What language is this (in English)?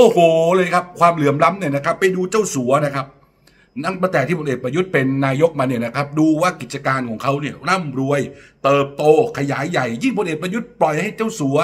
Thai